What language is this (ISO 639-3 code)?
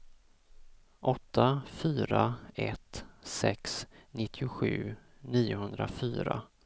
swe